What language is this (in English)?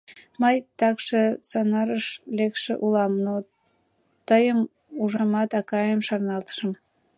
Mari